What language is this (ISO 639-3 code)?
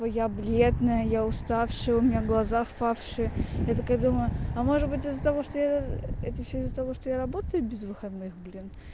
rus